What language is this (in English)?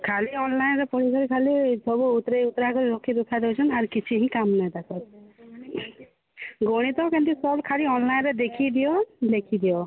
Odia